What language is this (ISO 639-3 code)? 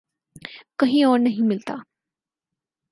urd